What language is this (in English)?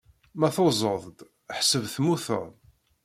Kabyle